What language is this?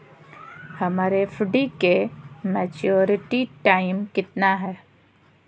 Magahi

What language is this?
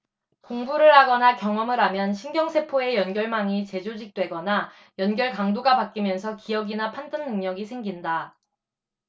Korean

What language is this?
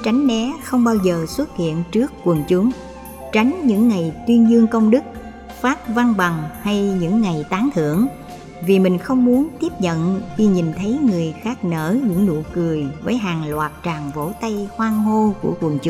Vietnamese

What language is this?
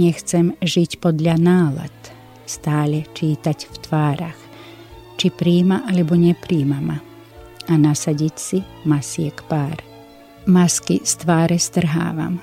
Slovak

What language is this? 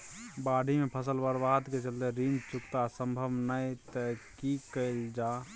Maithili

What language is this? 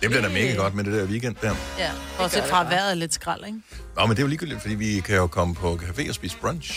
Danish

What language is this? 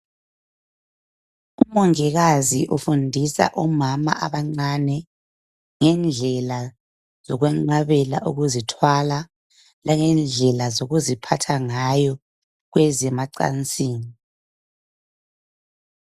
North Ndebele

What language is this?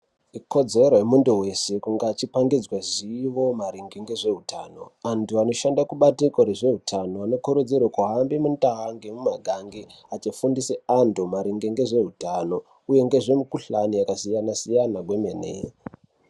Ndau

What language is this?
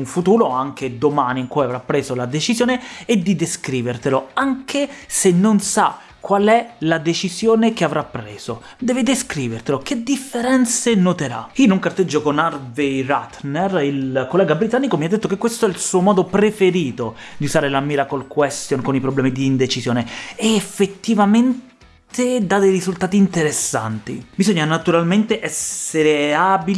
Italian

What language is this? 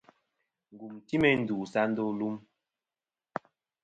Kom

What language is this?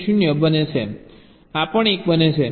Gujarati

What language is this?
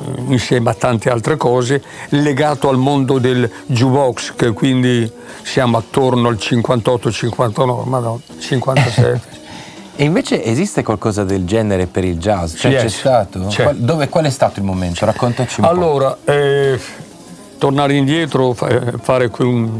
Italian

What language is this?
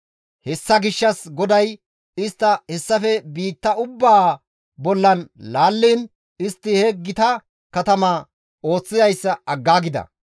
Gamo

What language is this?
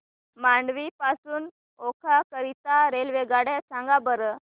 Marathi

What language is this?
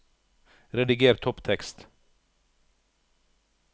Norwegian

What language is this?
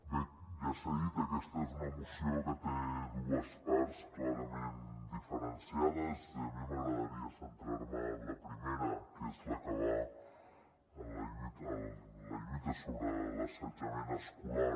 Catalan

